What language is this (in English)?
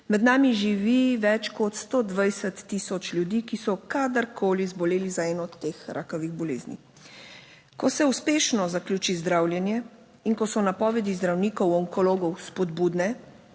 Slovenian